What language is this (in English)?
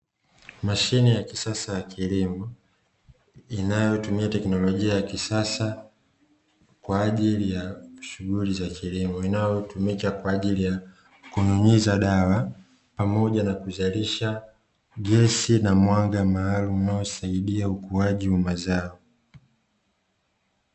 Swahili